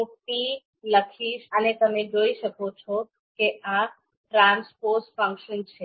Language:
Gujarati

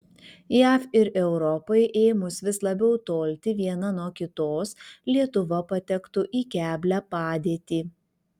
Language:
Lithuanian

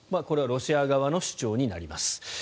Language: Japanese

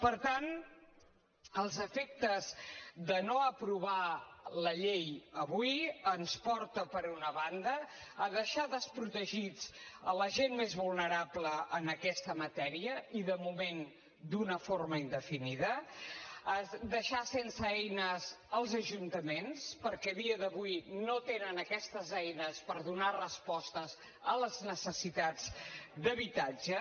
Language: Catalan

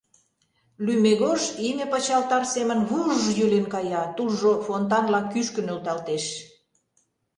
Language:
Mari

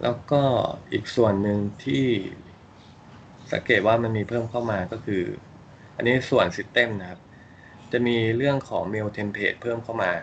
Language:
Thai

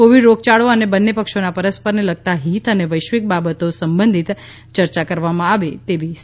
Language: Gujarati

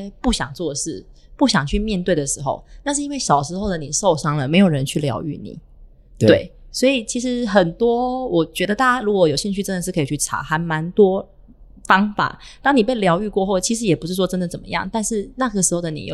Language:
Chinese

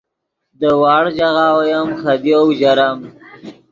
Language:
Yidgha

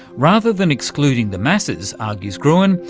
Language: English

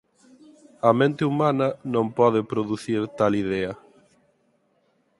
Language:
Galician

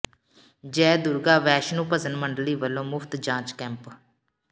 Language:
Punjabi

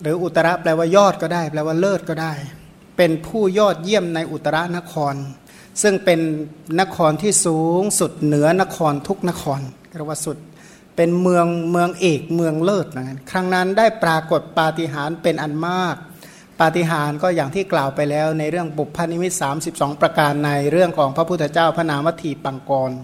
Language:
Thai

